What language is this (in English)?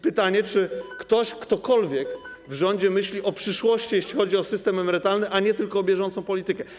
Polish